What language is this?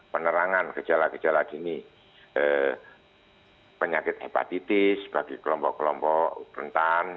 Indonesian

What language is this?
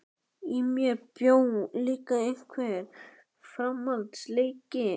Icelandic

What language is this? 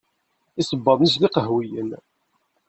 Kabyle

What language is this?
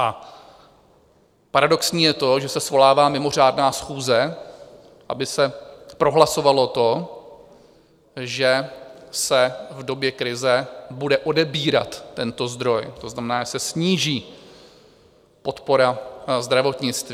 Czech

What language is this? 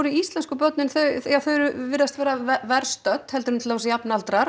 Icelandic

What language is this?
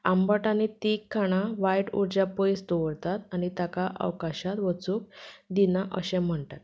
Konkani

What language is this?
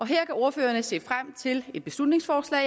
Danish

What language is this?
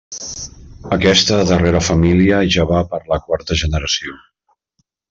Catalan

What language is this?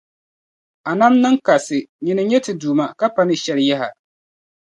Dagbani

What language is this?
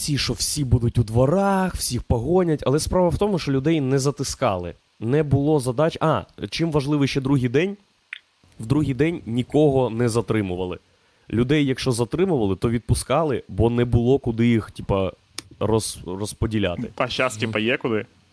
Ukrainian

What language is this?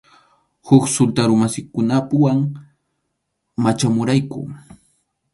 Arequipa-La Unión Quechua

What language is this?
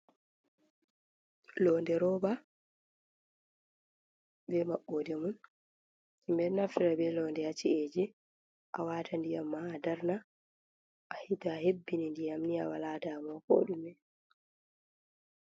Fula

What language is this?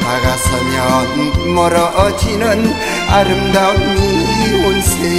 Korean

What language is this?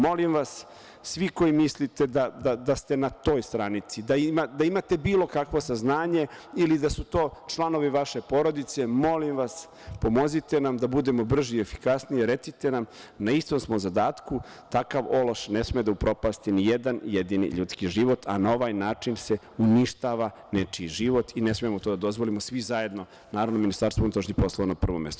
Serbian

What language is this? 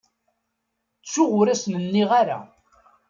Kabyle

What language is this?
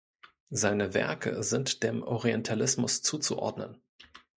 German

